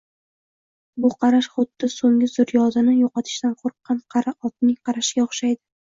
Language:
Uzbek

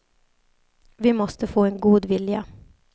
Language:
Swedish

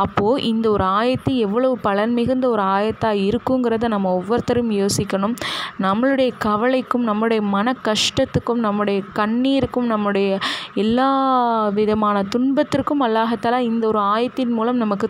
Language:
Arabic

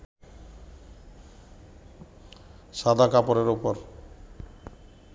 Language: Bangla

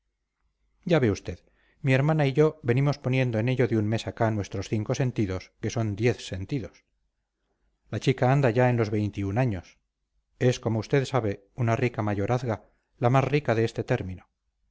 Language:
Spanish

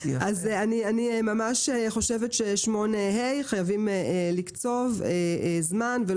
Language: Hebrew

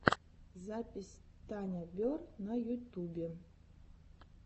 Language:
Russian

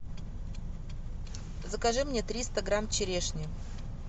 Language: Russian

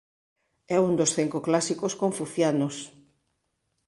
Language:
Galician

